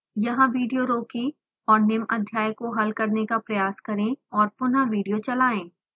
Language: Hindi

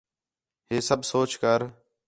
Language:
Khetrani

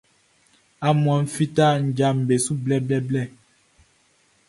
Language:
Baoulé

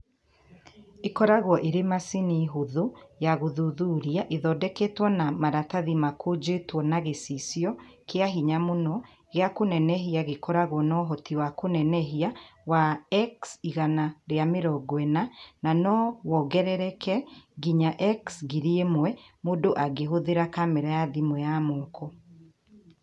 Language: Kikuyu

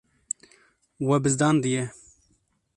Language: Kurdish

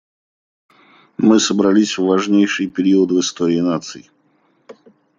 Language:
Russian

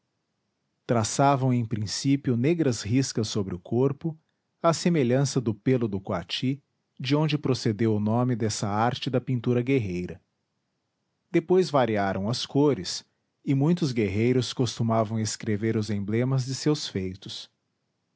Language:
Portuguese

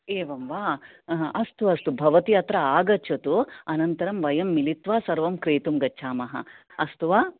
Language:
Sanskrit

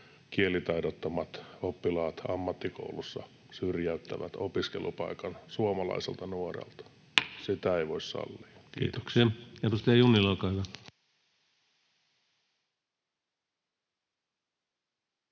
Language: Finnish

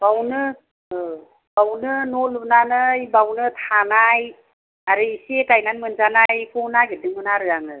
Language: Bodo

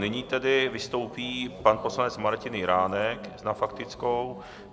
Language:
Czech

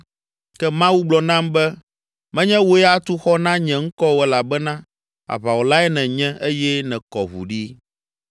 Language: Ewe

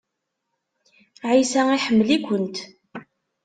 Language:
Kabyle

